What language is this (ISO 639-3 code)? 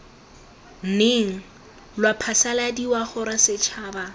tsn